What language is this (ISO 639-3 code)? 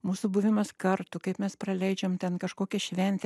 lit